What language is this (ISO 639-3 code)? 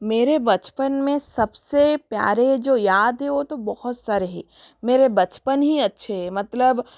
hin